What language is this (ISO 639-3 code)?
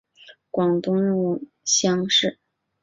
zho